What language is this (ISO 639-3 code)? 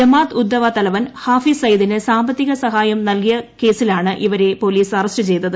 mal